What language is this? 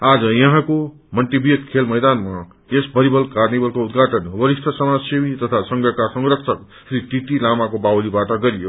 Nepali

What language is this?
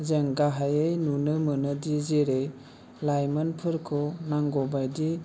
Bodo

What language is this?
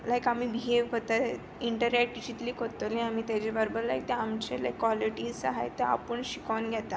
Konkani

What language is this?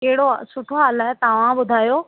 Sindhi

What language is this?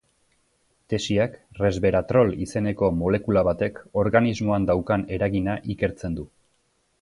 Basque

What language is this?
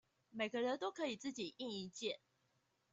Chinese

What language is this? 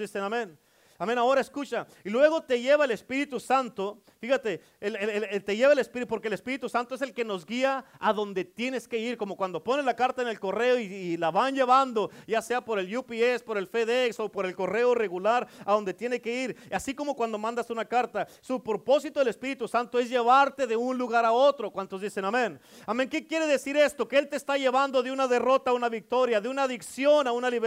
Spanish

